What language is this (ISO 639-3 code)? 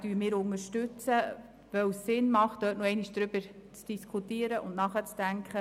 gsw